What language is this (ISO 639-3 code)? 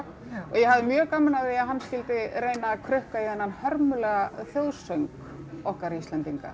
isl